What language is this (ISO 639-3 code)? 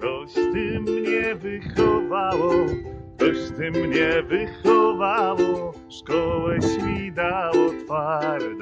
pol